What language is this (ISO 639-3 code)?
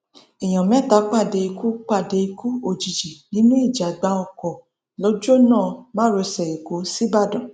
yor